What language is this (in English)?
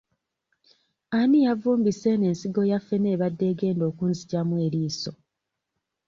Ganda